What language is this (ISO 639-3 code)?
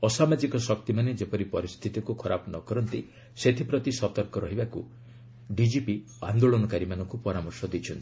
ori